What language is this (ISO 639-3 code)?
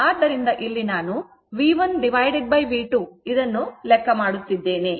kan